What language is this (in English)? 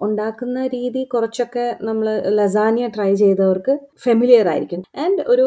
Malayalam